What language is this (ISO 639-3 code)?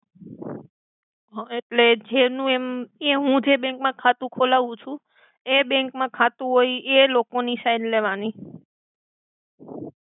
guj